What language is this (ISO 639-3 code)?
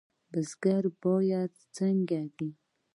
pus